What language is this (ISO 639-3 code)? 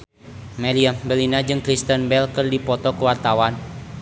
sun